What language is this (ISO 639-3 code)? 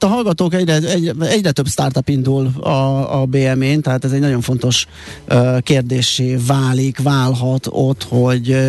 hun